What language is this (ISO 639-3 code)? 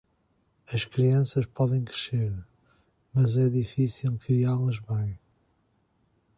por